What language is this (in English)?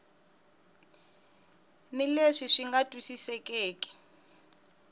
Tsonga